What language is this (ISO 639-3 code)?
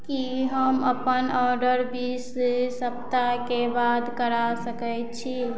mai